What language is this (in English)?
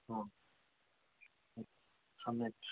Sanskrit